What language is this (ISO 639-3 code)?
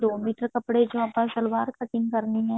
pan